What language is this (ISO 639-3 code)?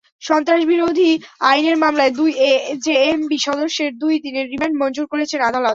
ben